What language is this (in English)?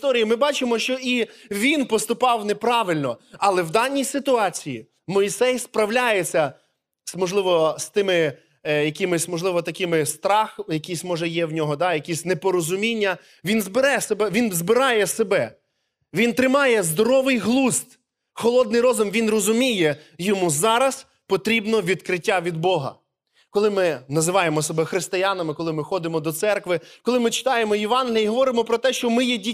Ukrainian